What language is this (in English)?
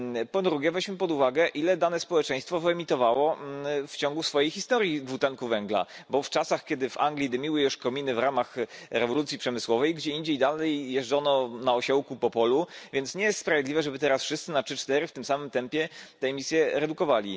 Polish